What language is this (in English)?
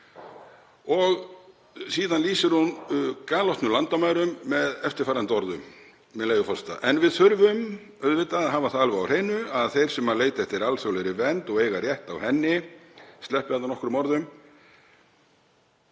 Icelandic